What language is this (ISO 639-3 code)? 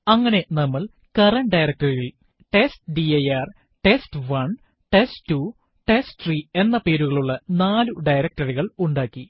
mal